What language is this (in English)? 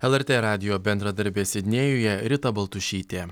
Lithuanian